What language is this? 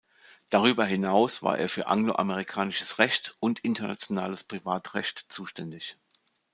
German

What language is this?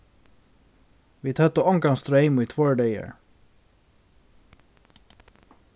Faroese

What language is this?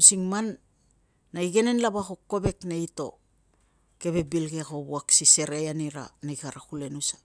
Tungag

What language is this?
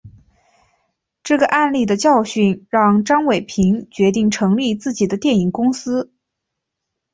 Chinese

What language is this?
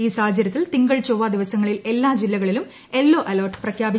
Malayalam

